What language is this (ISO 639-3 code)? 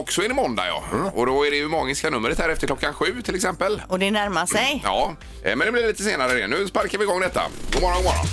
swe